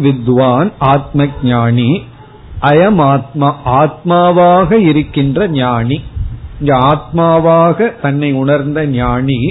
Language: Tamil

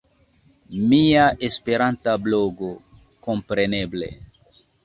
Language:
Esperanto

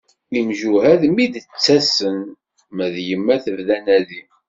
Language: Kabyle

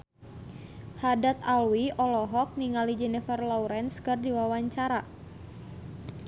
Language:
Sundanese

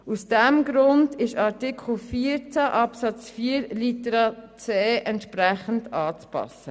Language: Swiss German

